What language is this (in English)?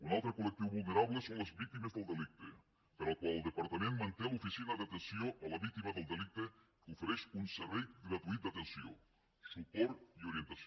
Catalan